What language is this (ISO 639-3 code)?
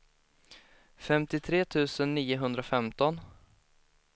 swe